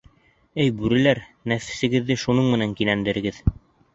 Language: Bashkir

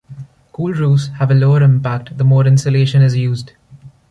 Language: English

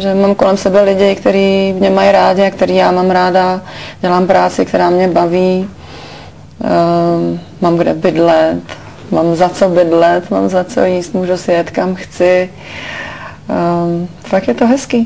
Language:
Czech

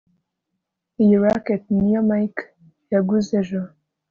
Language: Kinyarwanda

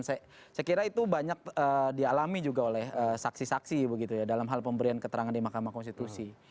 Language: Indonesian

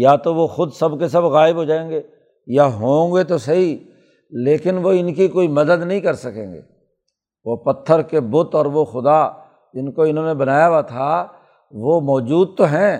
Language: Urdu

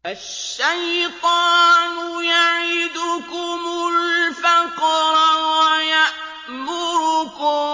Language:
Arabic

